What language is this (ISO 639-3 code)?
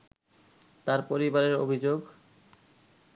ben